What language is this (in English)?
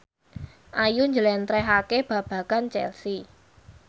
Javanese